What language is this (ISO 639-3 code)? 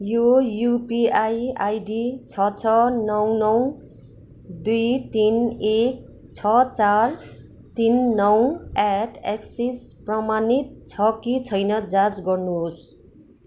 nep